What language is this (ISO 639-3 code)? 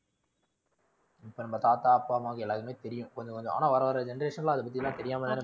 tam